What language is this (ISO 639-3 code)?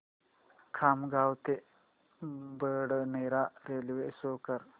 mar